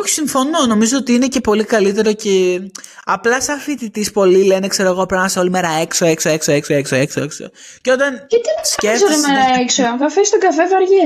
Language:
Greek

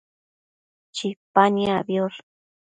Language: Matsés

